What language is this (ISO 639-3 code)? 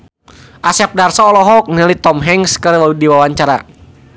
sun